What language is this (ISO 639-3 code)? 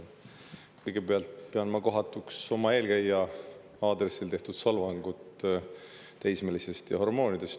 est